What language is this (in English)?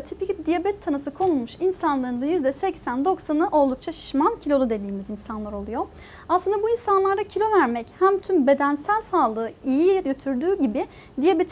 Turkish